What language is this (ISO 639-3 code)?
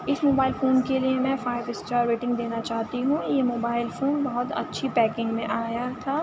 urd